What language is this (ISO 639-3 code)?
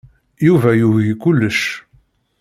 kab